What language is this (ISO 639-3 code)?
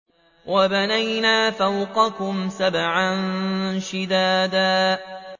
ara